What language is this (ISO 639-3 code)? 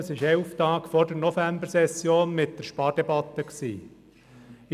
gsw